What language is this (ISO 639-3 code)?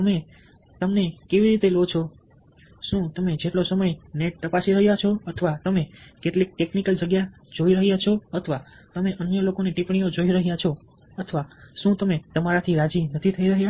guj